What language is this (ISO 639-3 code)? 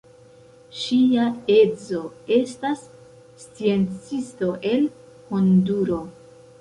epo